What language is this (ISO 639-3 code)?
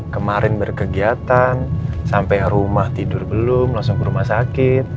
ind